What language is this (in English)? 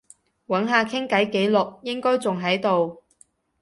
Cantonese